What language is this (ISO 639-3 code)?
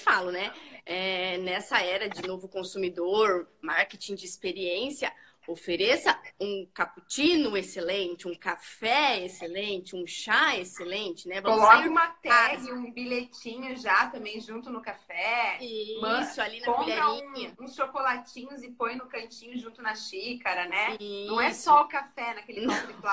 por